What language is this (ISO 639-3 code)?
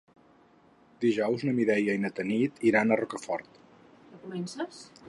cat